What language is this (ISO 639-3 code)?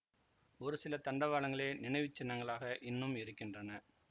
tam